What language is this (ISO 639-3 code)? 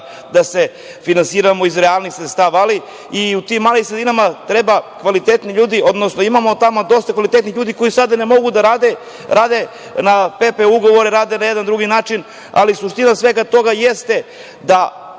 srp